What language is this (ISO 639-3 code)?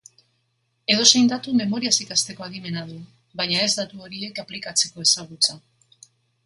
eus